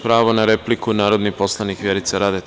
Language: Serbian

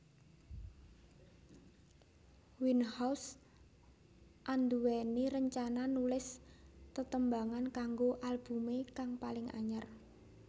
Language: Javanese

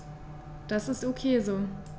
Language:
German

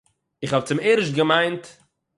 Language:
Yiddish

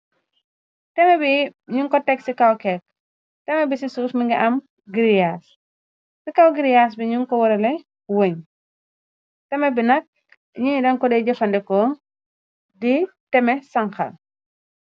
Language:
Wolof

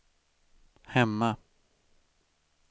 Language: Swedish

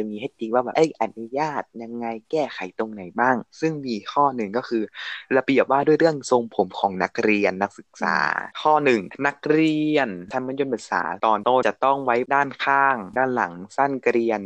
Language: Thai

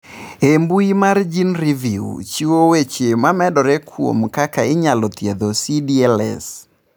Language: Luo (Kenya and Tanzania)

